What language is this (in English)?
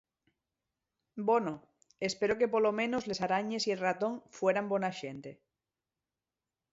Asturian